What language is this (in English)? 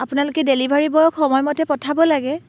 Assamese